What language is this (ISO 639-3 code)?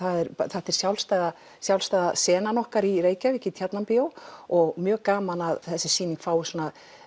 isl